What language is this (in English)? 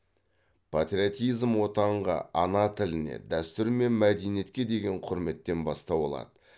Kazakh